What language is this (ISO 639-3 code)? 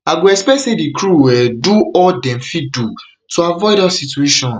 pcm